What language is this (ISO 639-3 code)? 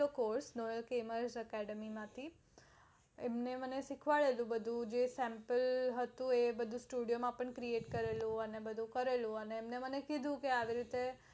guj